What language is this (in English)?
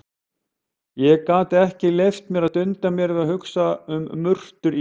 Icelandic